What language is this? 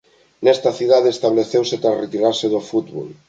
Galician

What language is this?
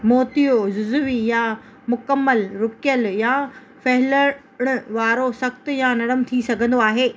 Sindhi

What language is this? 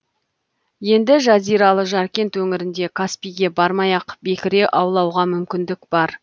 Kazakh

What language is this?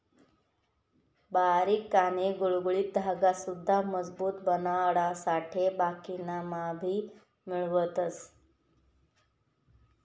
Marathi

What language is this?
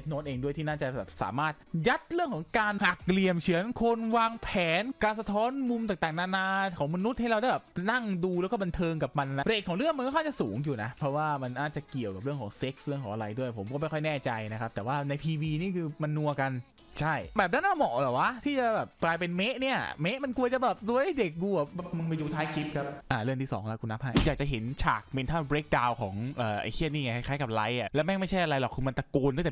Thai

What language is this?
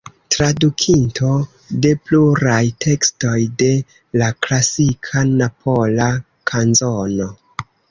Esperanto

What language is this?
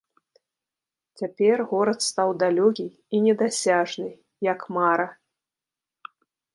Belarusian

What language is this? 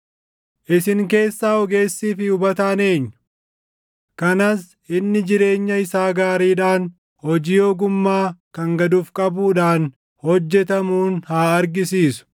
Oromo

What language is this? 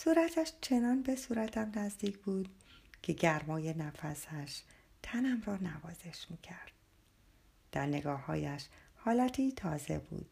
Persian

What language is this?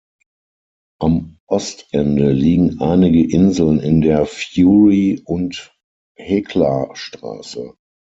German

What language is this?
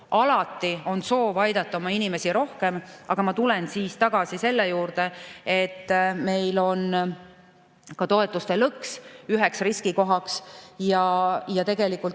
Estonian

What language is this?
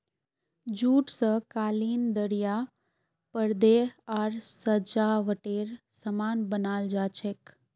Magahi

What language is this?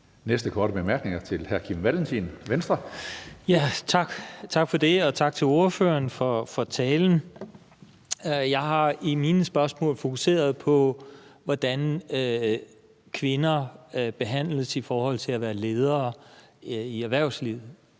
Danish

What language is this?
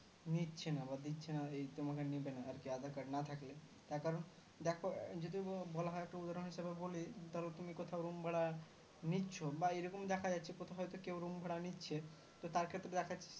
Bangla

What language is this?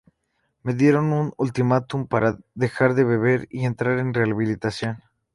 Spanish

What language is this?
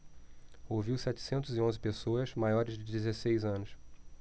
Portuguese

